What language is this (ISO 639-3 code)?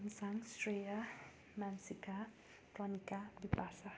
nep